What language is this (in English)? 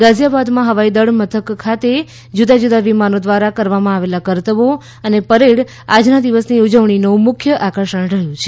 Gujarati